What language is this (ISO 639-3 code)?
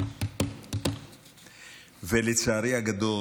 heb